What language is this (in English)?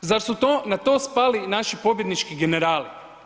Croatian